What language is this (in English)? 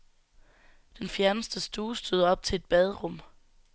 Danish